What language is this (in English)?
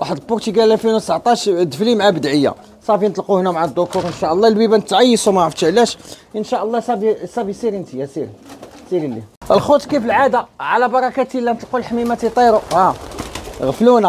Arabic